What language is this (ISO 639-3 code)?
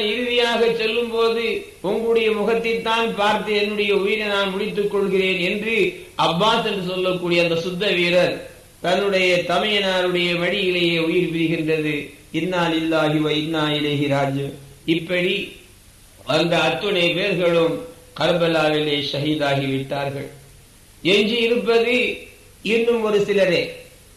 tam